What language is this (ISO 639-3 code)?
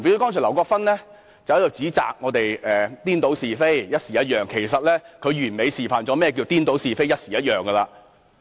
yue